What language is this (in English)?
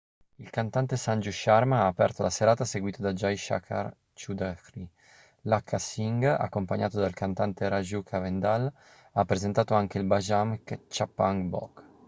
Italian